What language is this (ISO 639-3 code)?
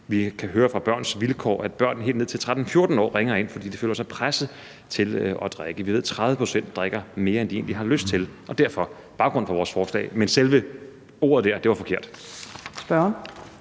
dan